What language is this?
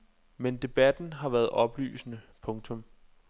Danish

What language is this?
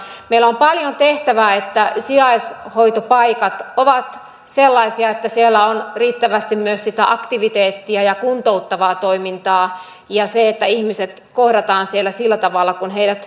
Finnish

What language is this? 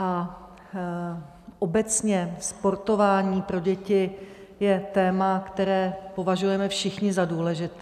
Czech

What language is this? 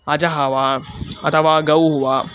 Sanskrit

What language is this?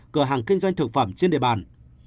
Vietnamese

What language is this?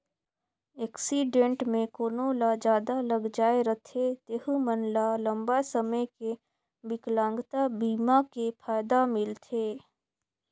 Chhattisgarhi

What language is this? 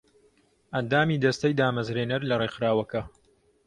Central Kurdish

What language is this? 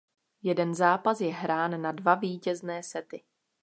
Czech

